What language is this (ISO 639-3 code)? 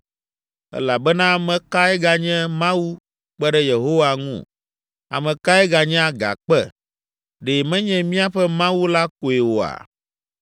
ewe